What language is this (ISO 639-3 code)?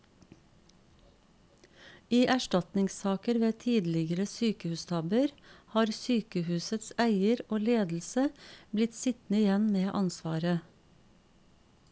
nor